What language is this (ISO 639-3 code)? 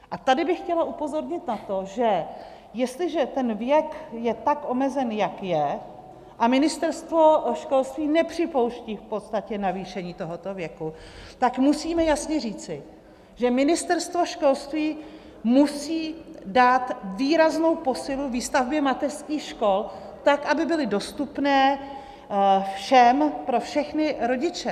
ces